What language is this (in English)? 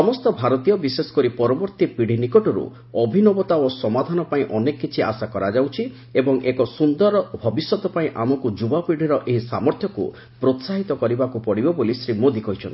Odia